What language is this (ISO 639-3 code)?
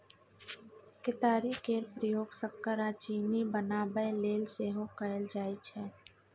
mai